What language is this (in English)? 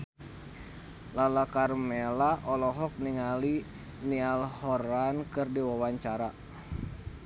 Sundanese